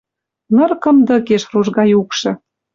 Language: Western Mari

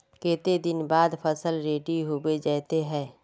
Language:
Magahi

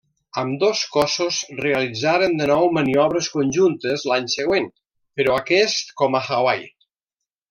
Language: Catalan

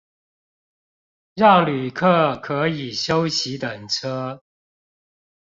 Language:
Chinese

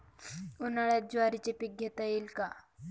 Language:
Marathi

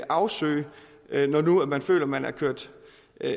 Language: Danish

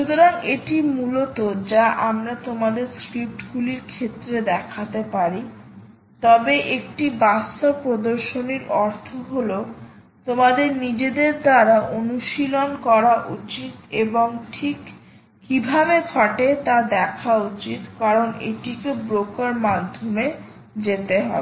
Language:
Bangla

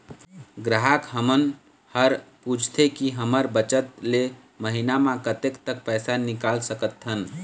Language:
Chhattisgarhi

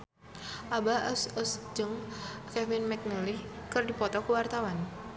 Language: Sundanese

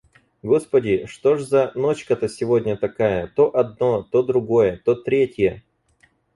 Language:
Russian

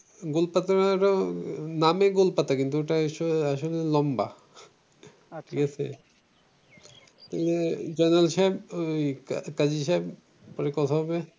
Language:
Bangla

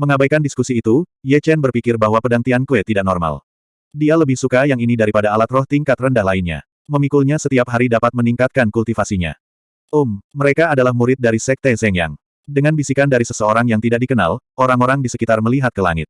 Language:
Indonesian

